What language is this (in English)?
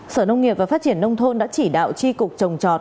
Vietnamese